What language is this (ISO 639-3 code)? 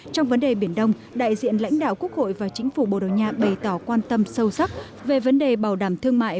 vie